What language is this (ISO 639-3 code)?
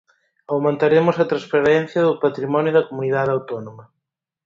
glg